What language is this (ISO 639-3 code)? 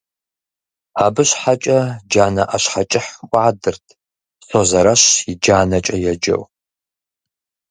kbd